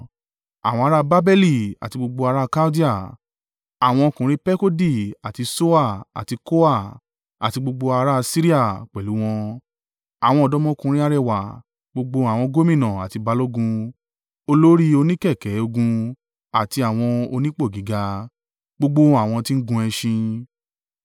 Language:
Yoruba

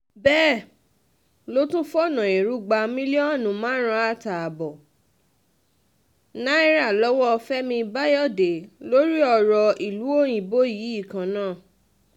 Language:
Yoruba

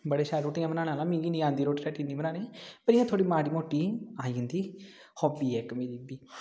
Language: Dogri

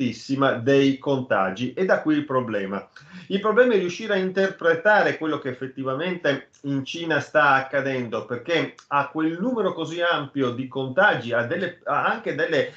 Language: Italian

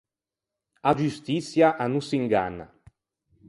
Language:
Ligurian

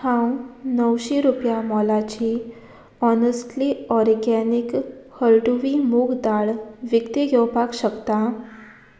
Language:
Konkani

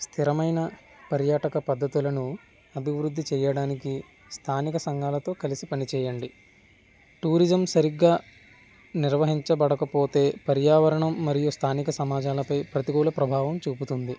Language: Telugu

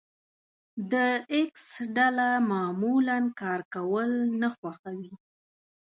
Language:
Pashto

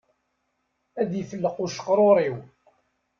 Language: Kabyle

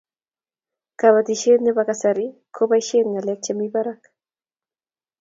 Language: Kalenjin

